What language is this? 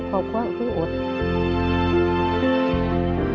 Thai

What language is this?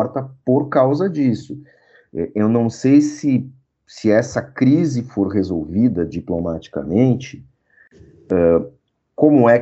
Portuguese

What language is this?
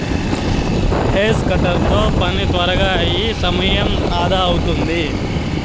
Telugu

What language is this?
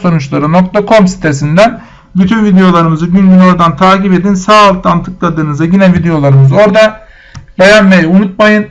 Turkish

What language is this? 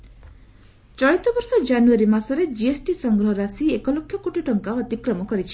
Odia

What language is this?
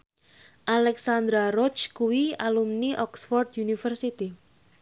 Javanese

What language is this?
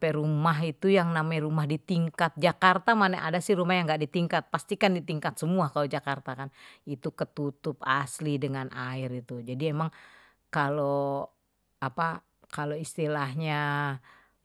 Betawi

